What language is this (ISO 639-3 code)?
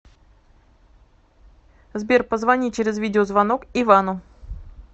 rus